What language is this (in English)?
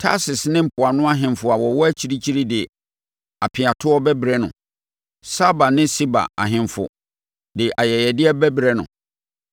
Akan